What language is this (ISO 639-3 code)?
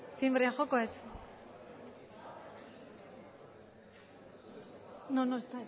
eus